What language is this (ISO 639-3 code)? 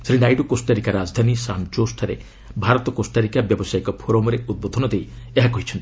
ori